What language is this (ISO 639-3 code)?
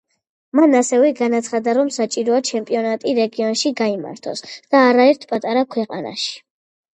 kat